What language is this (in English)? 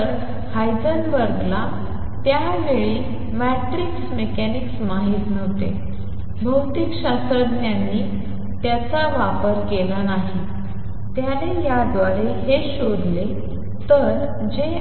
Marathi